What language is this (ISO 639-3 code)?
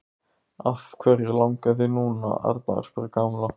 isl